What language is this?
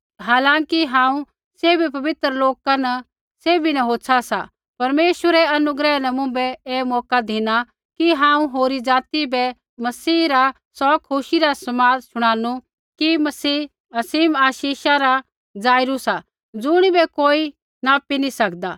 Kullu Pahari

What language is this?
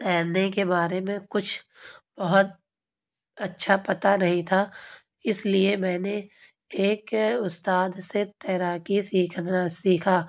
Urdu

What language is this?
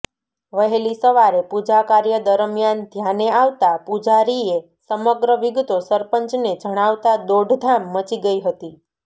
Gujarati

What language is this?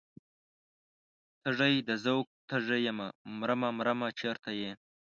Pashto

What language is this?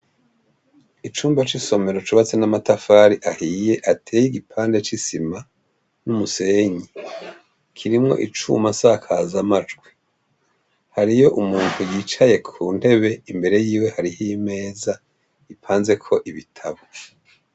Rundi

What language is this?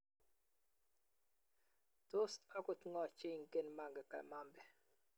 Kalenjin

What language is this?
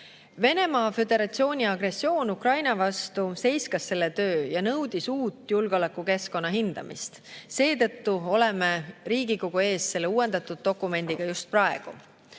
Estonian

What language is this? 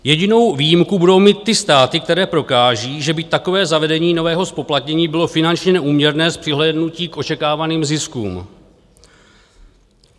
Czech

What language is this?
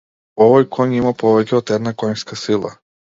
Macedonian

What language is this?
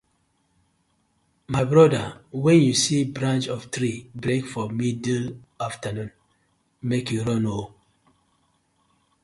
Nigerian Pidgin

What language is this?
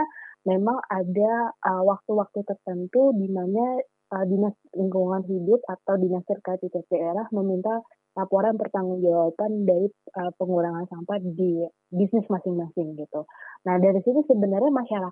Indonesian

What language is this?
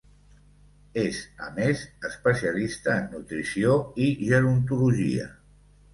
Catalan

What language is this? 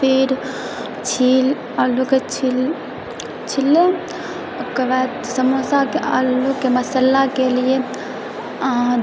Maithili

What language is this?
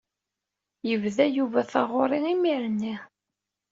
Kabyle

